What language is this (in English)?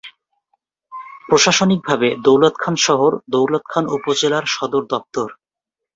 Bangla